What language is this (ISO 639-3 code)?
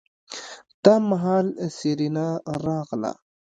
pus